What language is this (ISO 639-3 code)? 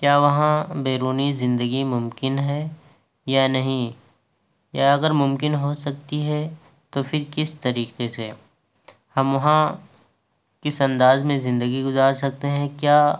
urd